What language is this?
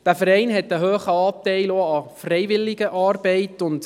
Swiss German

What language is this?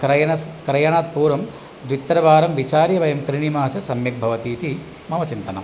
Sanskrit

